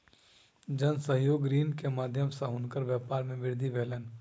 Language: Maithili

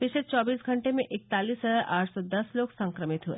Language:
Hindi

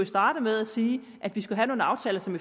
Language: Danish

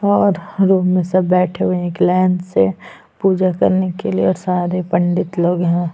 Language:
Hindi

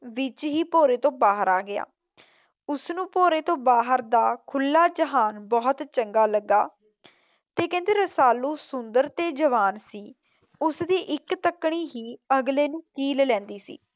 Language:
Punjabi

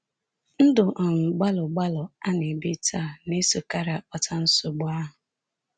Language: Igbo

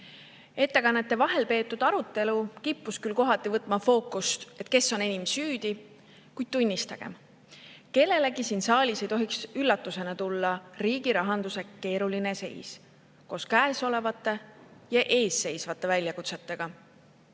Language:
Estonian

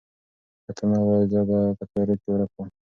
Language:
Pashto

